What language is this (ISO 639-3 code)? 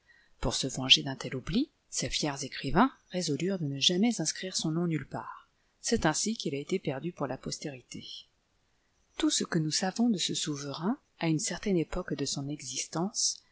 fra